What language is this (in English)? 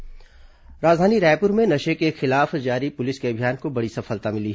Hindi